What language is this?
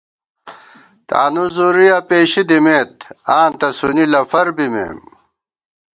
Gawar-Bati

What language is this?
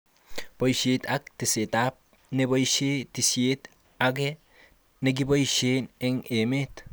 Kalenjin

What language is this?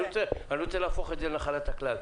Hebrew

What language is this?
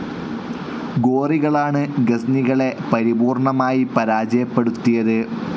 Malayalam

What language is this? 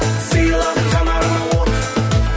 Kazakh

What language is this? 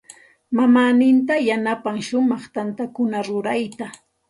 Santa Ana de Tusi Pasco Quechua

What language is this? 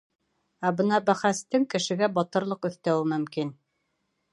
Bashkir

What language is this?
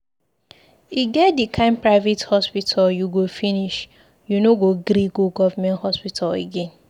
Nigerian Pidgin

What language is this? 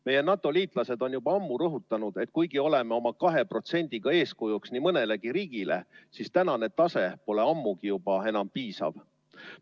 Estonian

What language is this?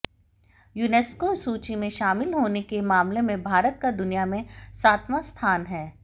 Hindi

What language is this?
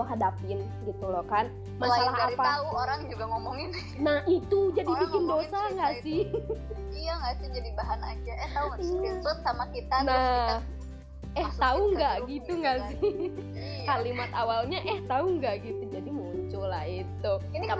Indonesian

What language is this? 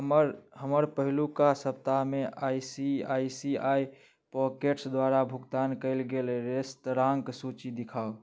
Maithili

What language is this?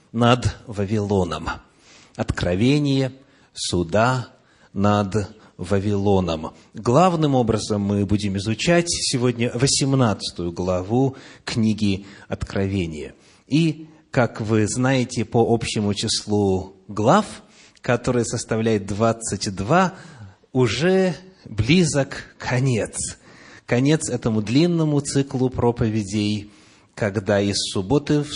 Russian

